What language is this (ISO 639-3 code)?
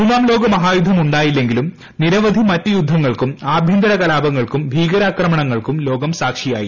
mal